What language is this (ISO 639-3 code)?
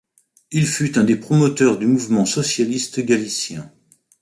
fra